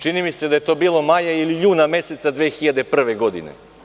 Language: Serbian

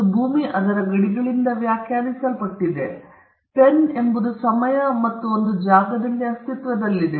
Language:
Kannada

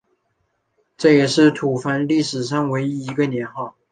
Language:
Chinese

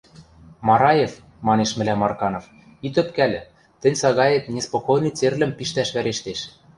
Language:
Western Mari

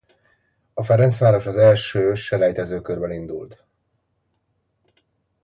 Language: Hungarian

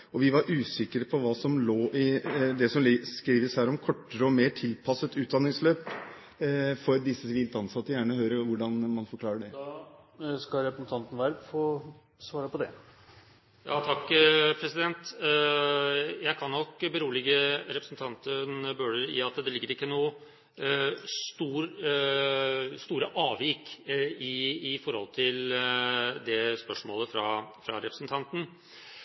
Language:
Norwegian Bokmål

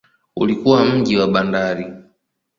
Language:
Swahili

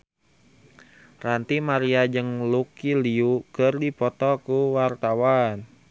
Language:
Sundanese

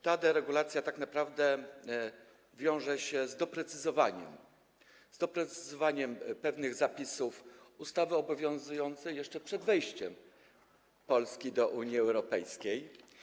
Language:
Polish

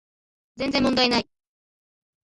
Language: Japanese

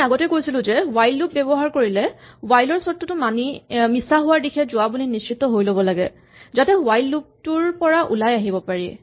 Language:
Assamese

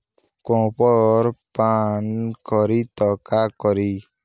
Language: Bhojpuri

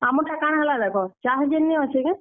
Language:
Odia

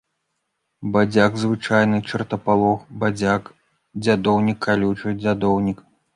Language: Belarusian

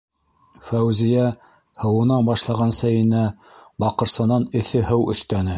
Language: Bashkir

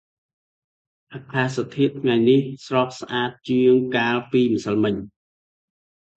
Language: Khmer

